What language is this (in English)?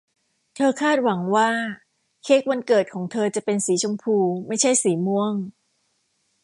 Thai